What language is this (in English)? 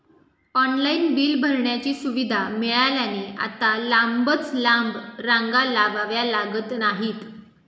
Marathi